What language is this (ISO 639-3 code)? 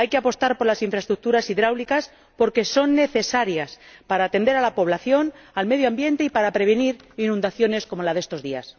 spa